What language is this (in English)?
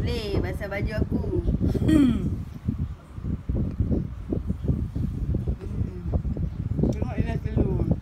Malay